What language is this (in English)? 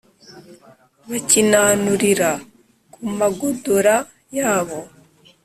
Kinyarwanda